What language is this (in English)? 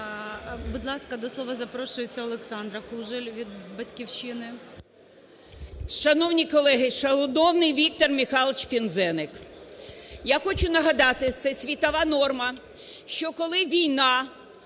Ukrainian